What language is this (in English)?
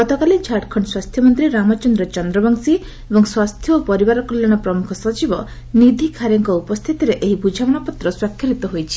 Odia